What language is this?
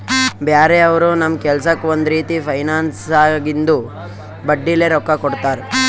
Kannada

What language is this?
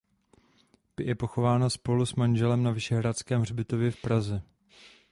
Czech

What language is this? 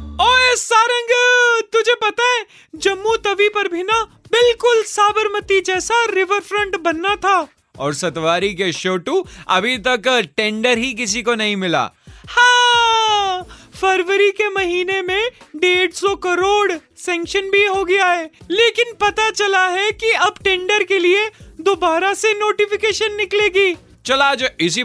Hindi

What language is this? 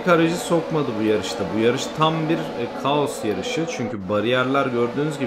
Turkish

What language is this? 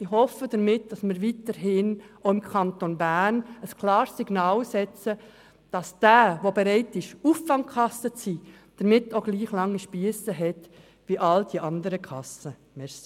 Swiss German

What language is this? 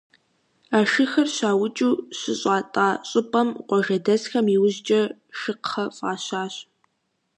Kabardian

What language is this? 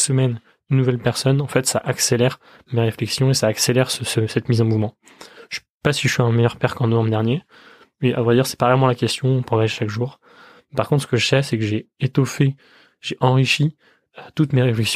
French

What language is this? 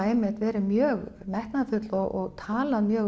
Icelandic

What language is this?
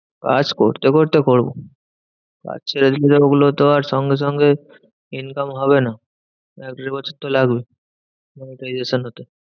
Bangla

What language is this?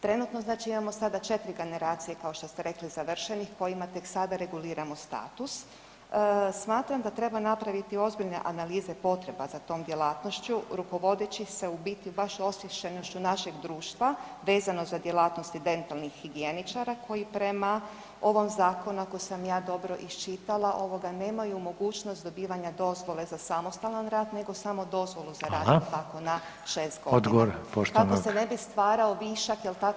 Croatian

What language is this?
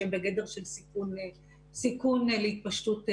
Hebrew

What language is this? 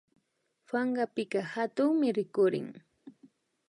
Imbabura Highland Quichua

